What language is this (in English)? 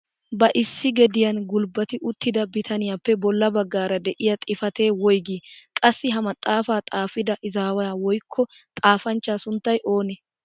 Wolaytta